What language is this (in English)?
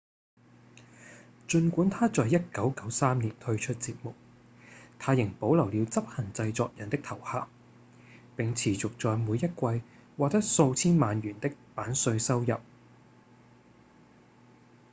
Cantonese